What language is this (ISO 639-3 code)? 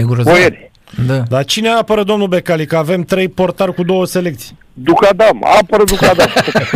ron